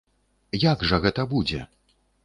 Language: Belarusian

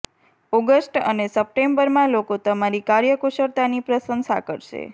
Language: Gujarati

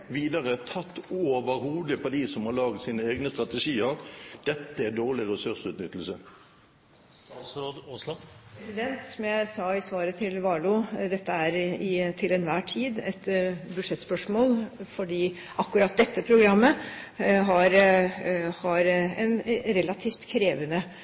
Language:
Norwegian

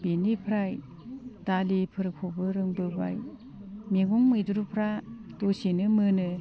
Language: Bodo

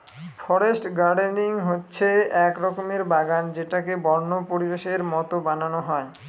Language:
Bangla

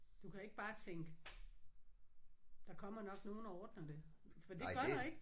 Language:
Danish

